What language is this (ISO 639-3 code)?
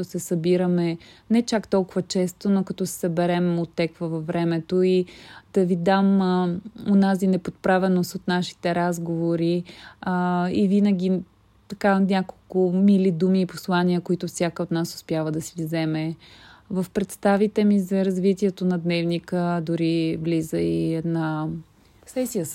bul